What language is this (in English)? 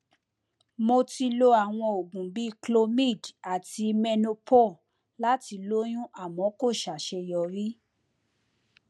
Yoruba